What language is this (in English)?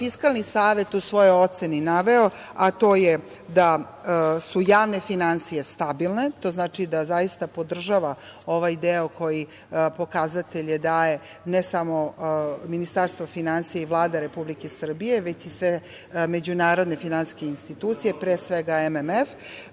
Serbian